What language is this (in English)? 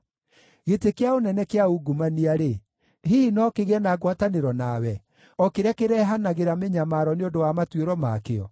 Kikuyu